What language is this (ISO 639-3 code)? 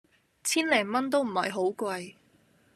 yue